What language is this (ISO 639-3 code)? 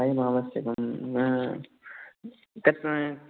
san